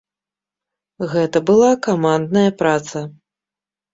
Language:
Belarusian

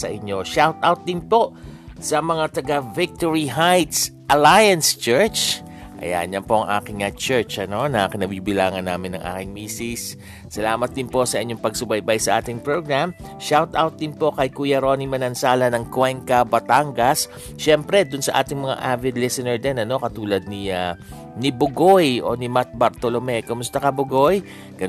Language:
Filipino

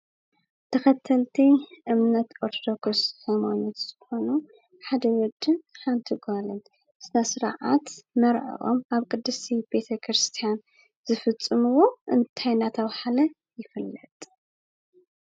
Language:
Tigrinya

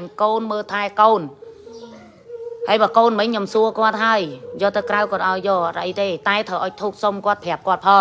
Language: Vietnamese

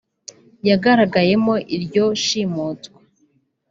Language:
Kinyarwanda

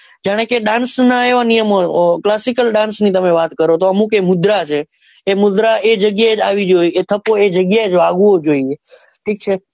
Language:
Gujarati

